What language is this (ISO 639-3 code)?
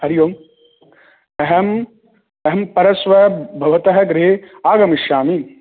san